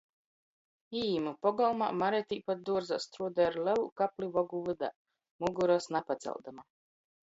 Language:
Latgalian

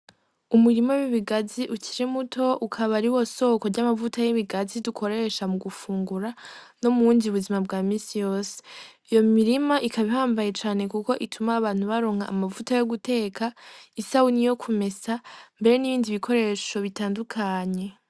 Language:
Rundi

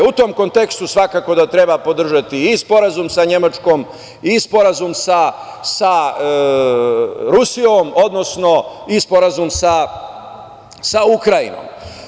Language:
Serbian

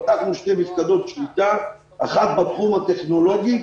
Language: Hebrew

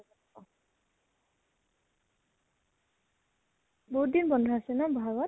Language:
Assamese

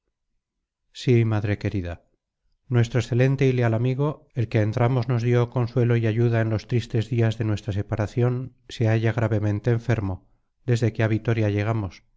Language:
Spanish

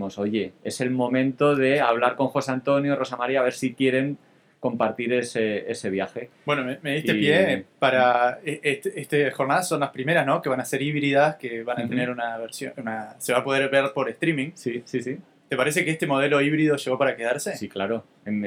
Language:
Spanish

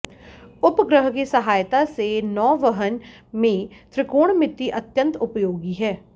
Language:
Hindi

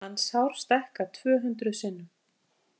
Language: Icelandic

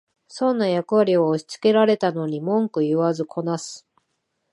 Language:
Japanese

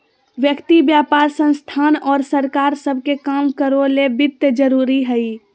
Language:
Magahi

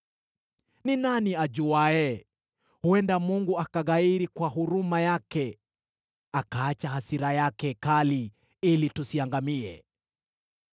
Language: Swahili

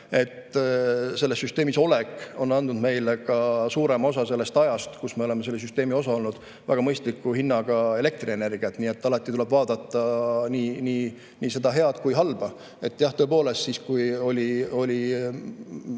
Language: Estonian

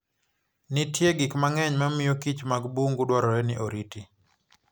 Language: Luo (Kenya and Tanzania)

